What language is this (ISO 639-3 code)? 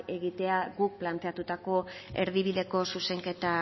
eus